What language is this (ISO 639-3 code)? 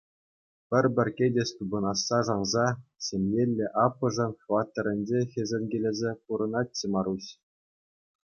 chv